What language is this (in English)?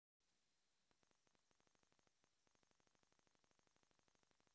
Russian